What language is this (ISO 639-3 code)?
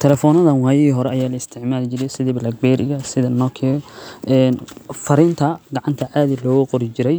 som